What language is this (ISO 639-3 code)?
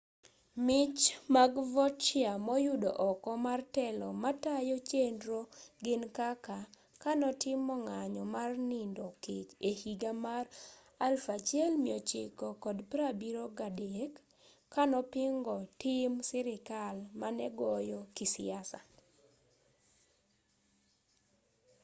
luo